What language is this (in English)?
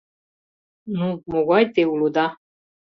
Mari